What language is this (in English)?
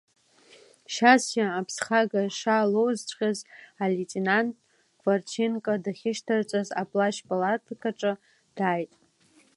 Abkhazian